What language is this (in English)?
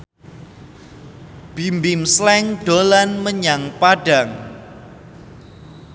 Javanese